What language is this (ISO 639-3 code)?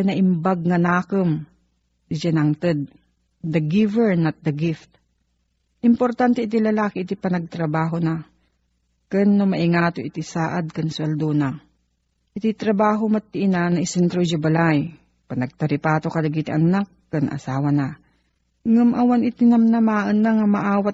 fil